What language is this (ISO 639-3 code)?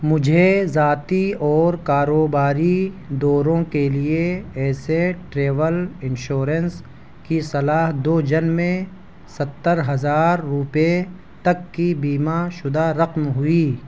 urd